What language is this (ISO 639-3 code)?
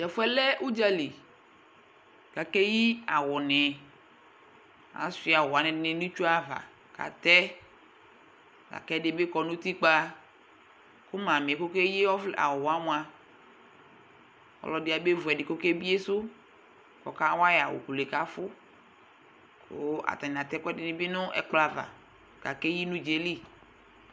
kpo